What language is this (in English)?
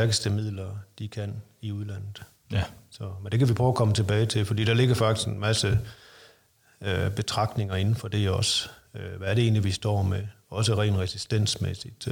Danish